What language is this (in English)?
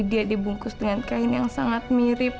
Indonesian